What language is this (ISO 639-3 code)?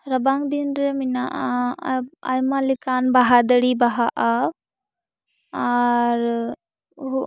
sat